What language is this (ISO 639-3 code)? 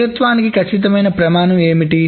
tel